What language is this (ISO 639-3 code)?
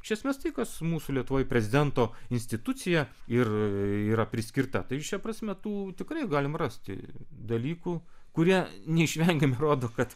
lit